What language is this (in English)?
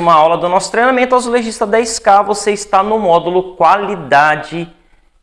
Portuguese